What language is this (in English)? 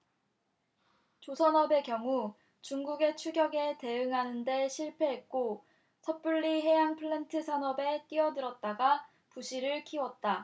Korean